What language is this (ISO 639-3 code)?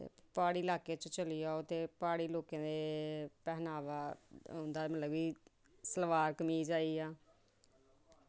doi